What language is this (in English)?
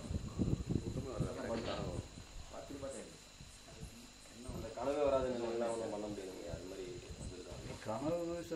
Arabic